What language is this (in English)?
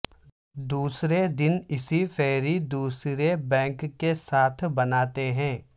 Urdu